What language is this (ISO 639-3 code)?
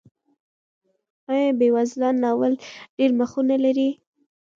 pus